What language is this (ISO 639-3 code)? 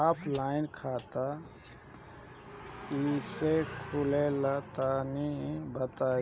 bho